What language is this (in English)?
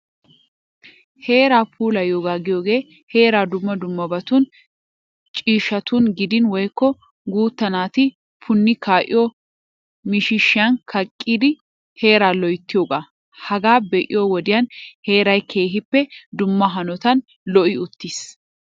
Wolaytta